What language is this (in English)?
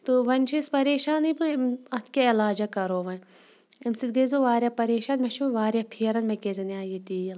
Kashmiri